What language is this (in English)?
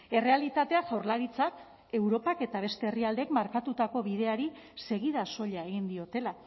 Basque